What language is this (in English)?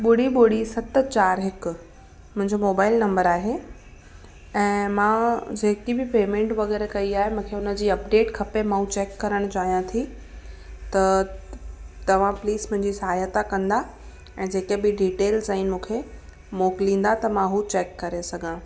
Sindhi